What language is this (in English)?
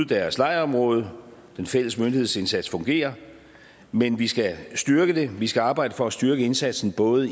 Danish